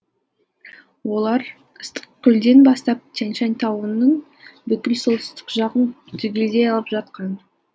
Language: Kazakh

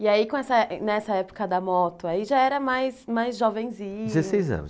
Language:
Portuguese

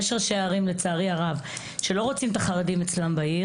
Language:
Hebrew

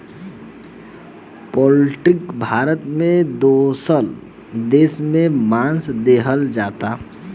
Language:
Bhojpuri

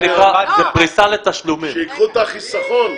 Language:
Hebrew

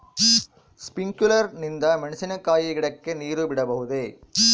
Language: Kannada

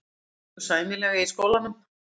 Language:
Icelandic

